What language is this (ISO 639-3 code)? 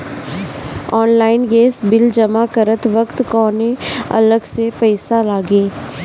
bho